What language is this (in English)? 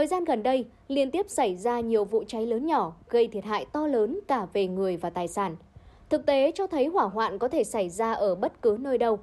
Vietnamese